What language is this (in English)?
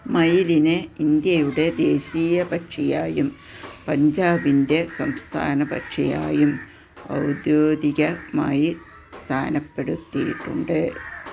Malayalam